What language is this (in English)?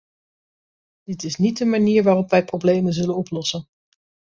Dutch